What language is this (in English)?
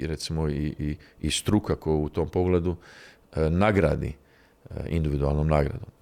Croatian